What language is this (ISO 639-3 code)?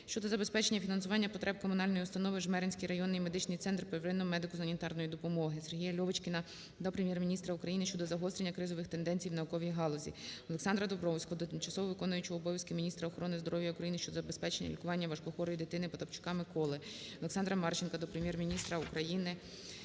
ukr